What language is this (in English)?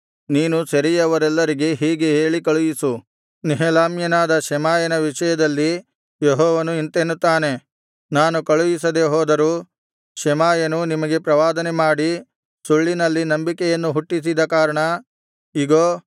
Kannada